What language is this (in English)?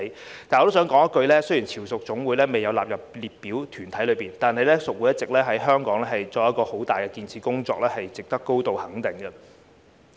Cantonese